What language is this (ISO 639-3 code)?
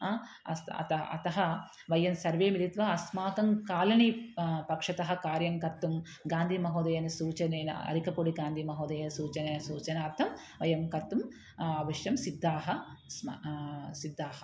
san